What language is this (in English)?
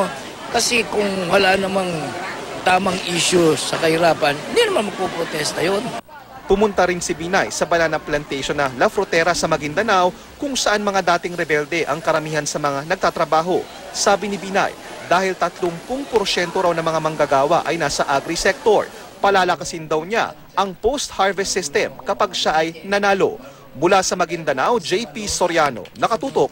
Filipino